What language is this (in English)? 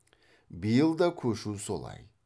Kazakh